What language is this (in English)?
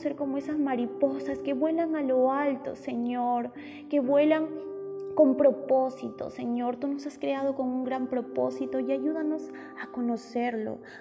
Spanish